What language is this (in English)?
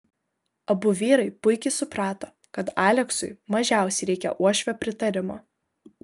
Lithuanian